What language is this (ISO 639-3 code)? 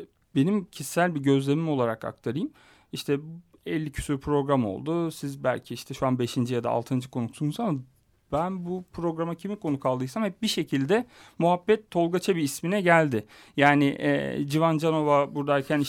tur